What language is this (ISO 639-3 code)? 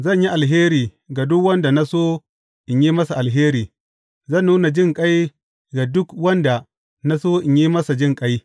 hau